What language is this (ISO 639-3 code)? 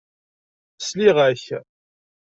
kab